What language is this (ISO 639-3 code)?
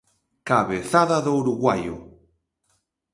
glg